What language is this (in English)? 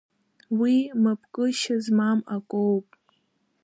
Abkhazian